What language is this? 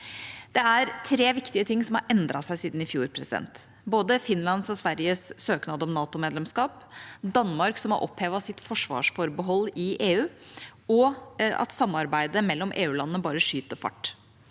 Norwegian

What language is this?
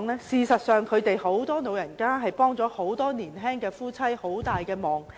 Cantonese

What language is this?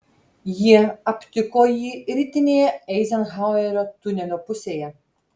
Lithuanian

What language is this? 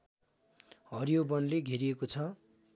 Nepali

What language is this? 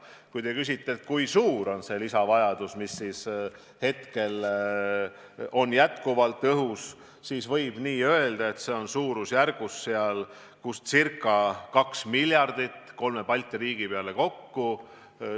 Estonian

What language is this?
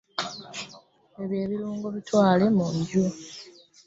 Ganda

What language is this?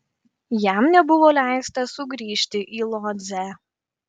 Lithuanian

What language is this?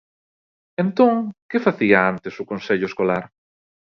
Galician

